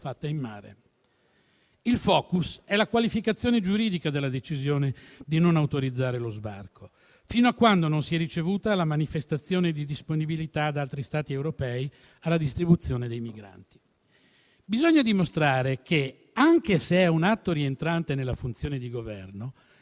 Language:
Italian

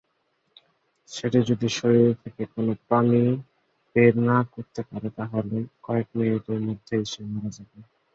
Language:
Bangla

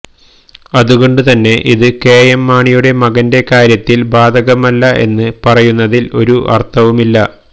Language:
Malayalam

